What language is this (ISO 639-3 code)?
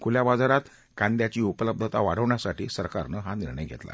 mar